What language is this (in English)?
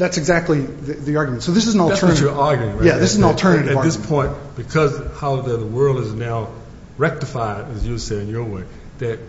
English